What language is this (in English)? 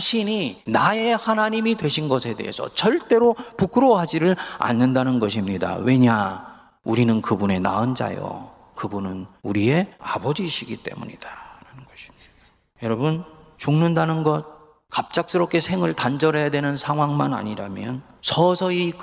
Korean